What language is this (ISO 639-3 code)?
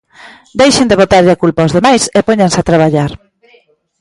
glg